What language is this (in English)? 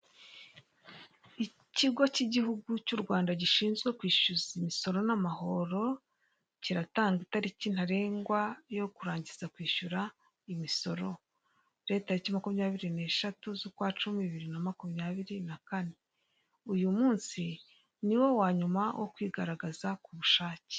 Kinyarwanda